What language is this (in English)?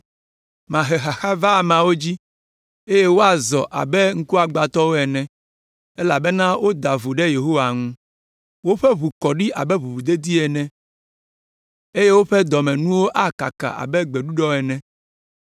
Ewe